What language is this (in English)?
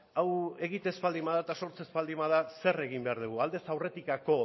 Basque